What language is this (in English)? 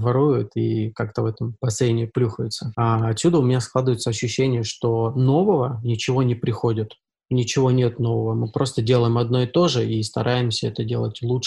Russian